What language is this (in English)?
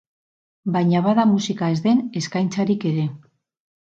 Basque